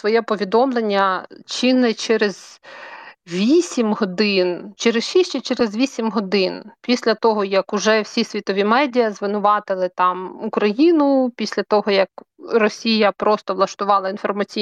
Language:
Ukrainian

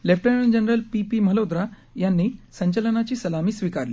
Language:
Marathi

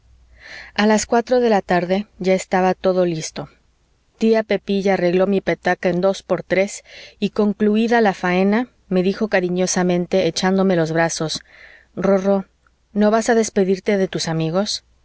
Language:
Spanish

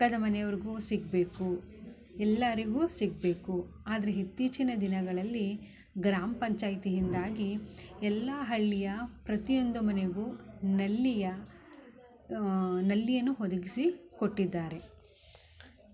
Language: Kannada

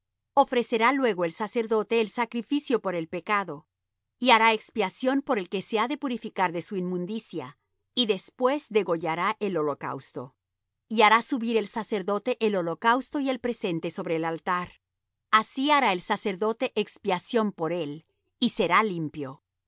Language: Spanish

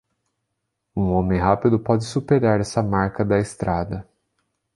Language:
Portuguese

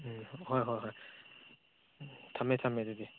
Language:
Manipuri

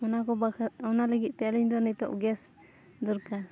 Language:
Santali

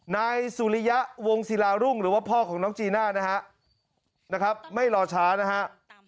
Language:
Thai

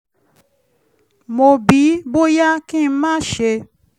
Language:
Yoruba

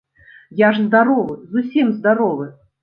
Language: Belarusian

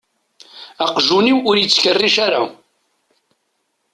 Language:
Kabyle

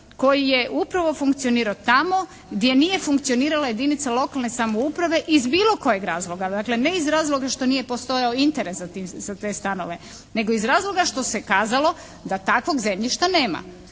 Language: Croatian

